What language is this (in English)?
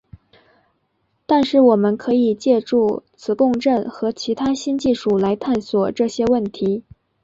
Chinese